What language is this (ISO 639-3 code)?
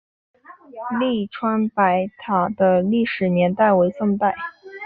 zho